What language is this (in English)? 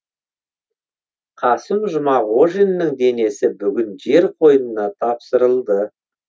Kazakh